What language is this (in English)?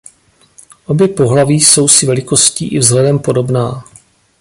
Czech